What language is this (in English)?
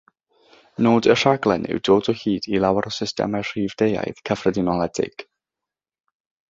Welsh